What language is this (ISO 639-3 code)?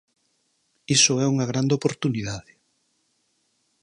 glg